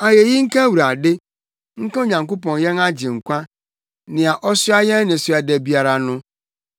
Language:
Akan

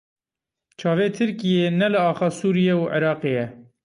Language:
Kurdish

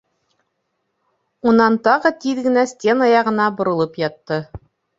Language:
Bashkir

